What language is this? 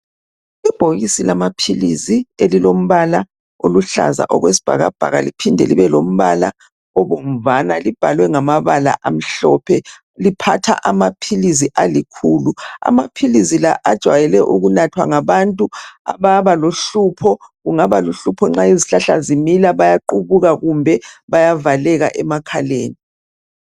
North Ndebele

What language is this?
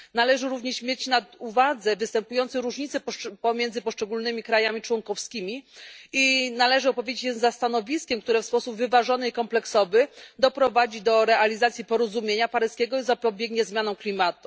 Polish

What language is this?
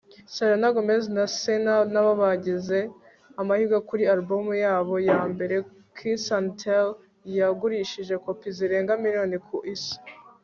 Kinyarwanda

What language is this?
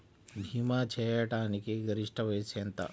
Telugu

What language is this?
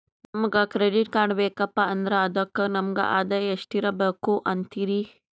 Kannada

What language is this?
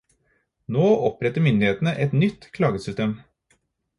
Norwegian Bokmål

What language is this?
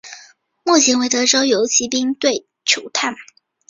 Chinese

